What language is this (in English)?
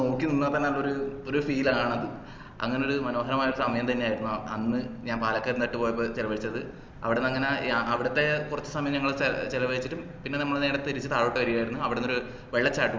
Malayalam